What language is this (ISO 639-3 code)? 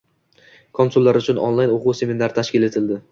uzb